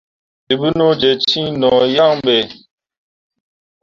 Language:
Mundang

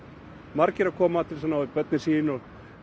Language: Icelandic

